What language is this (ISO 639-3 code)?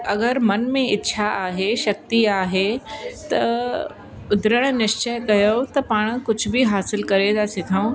snd